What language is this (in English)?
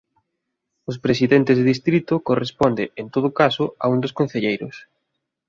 Galician